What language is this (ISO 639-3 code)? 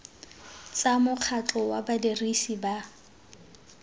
tsn